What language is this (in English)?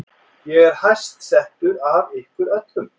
Icelandic